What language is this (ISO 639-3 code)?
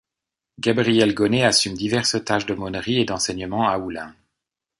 fra